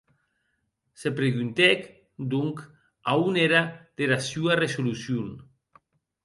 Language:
Occitan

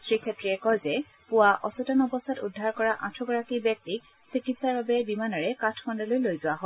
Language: Assamese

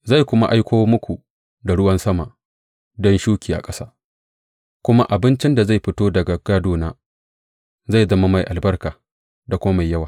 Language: Hausa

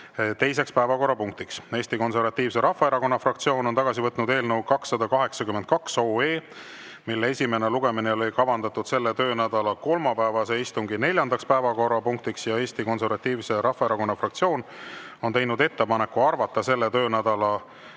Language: Estonian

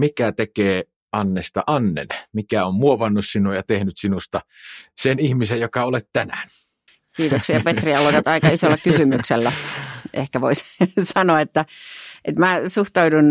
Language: Finnish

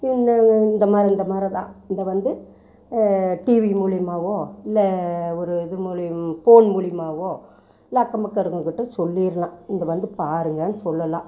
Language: Tamil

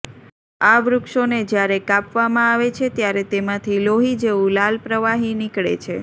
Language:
Gujarati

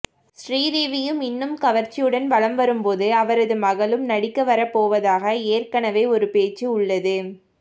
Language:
Tamil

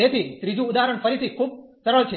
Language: Gujarati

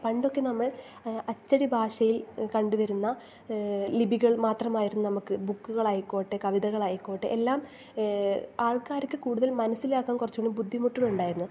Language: Malayalam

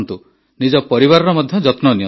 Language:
Odia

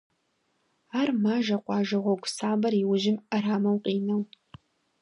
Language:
Kabardian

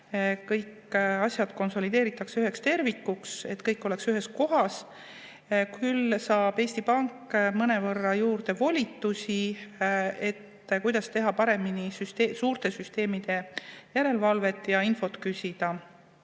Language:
Estonian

